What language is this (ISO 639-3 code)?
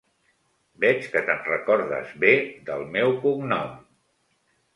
cat